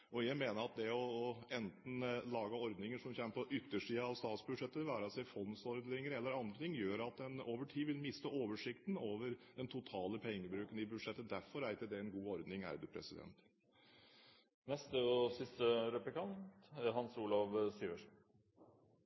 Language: Norwegian Bokmål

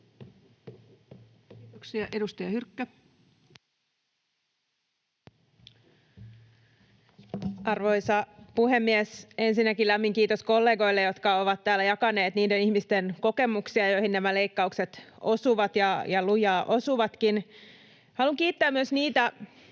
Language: Finnish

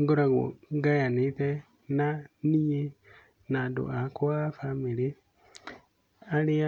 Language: Kikuyu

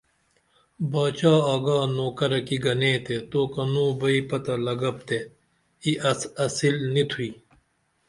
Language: Dameli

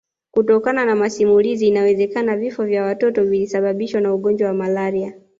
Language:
Swahili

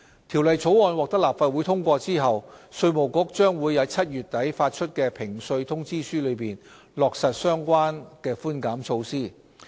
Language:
Cantonese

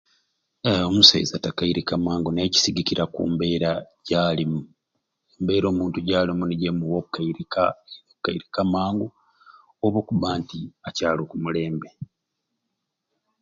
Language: Ruuli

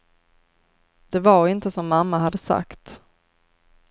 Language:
Swedish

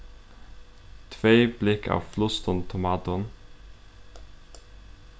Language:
Faroese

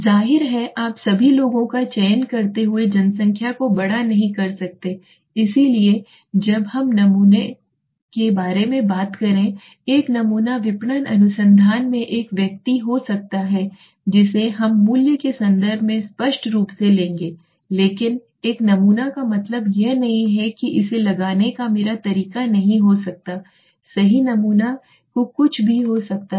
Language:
Hindi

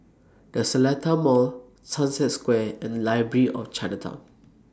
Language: English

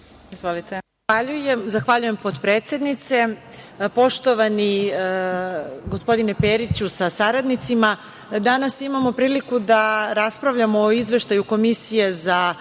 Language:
Serbian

